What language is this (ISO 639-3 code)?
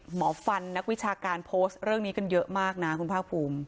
tha